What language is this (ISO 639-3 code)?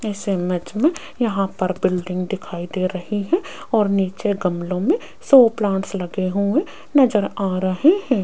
hin